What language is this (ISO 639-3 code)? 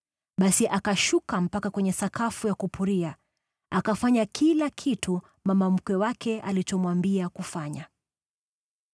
swa